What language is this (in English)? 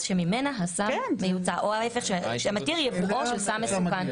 Hebrew